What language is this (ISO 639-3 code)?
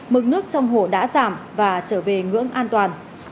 vie